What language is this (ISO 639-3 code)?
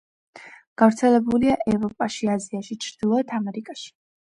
kat